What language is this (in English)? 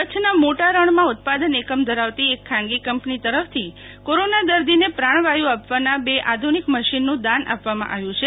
Gujarati